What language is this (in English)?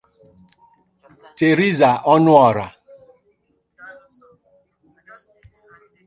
Igbo